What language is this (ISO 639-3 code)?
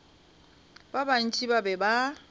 nso